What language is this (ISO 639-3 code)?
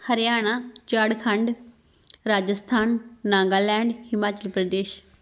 pan